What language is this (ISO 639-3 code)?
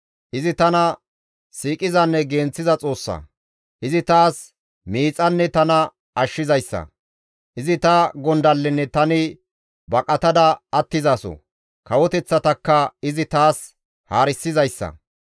gmv